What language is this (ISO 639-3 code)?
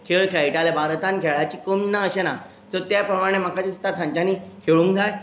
kok